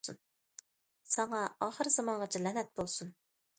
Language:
Uyghur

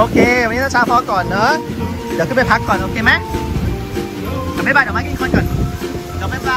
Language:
Thai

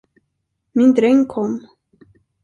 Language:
Swedish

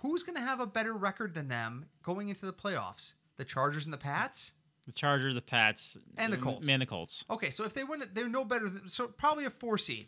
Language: English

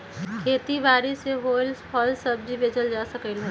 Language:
Magahi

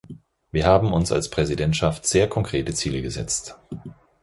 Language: German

